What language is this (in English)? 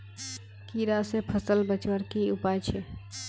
Magahi